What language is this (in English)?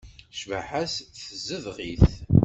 Kabyle